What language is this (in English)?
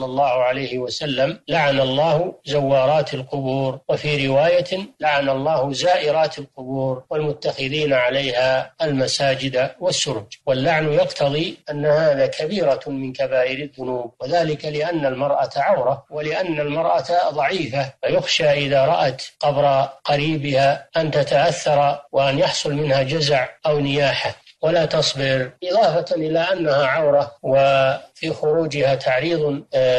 Arabic